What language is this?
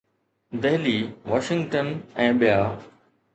Sindhi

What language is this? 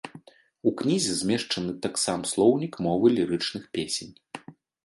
Belarusian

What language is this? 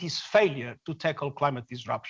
Indonesian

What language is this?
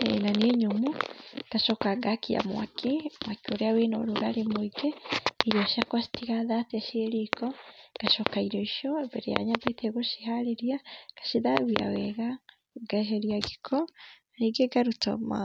Kikuyu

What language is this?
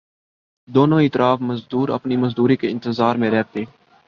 Urdu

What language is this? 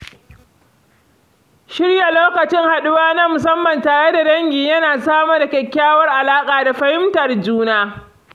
Hausa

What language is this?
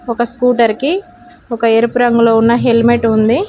Telugu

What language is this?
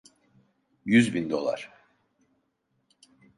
Turkish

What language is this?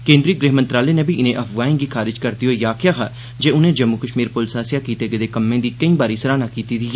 Dogri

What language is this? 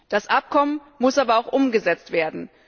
German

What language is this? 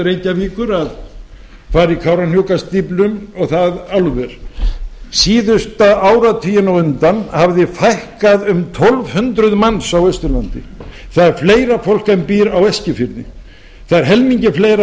Icelandic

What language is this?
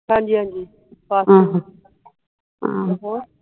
Punjabi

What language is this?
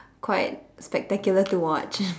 English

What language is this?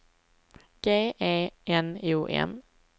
Swedish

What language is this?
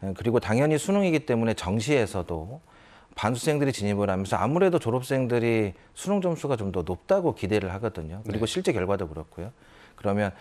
Korean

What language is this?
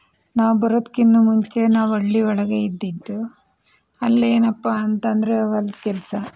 Kannada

